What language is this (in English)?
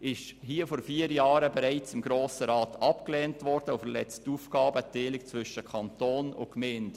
Swiss German